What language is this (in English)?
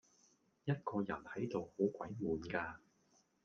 Cantonese